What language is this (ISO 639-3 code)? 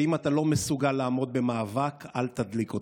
heb